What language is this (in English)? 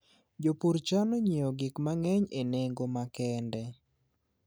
Luo (Kenya and Tanzania)